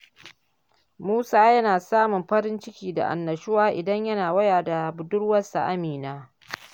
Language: Hausa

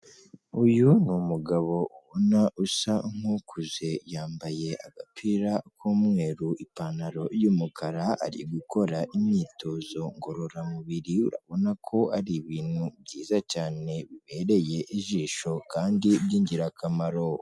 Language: Kinyarwanda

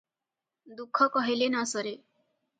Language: Odia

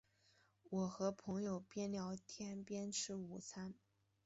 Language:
Chinese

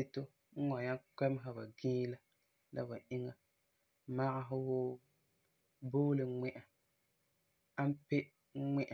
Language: Frafra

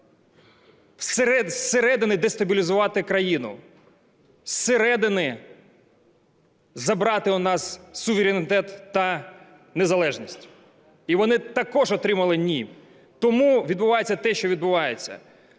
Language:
Ukrainian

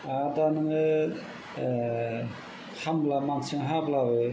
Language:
Bodo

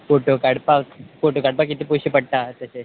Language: Konkani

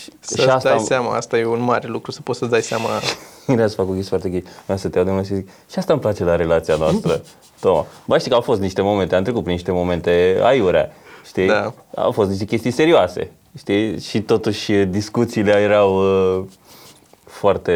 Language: Romanian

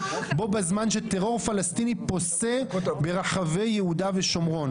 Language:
Hebrew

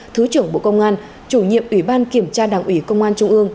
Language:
Vietnamese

